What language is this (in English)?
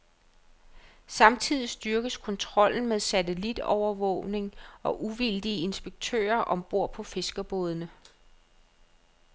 Danish